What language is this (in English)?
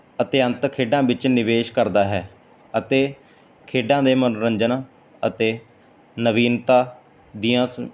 Punjabi